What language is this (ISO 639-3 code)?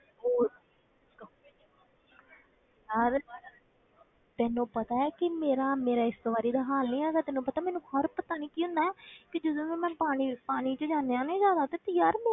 pan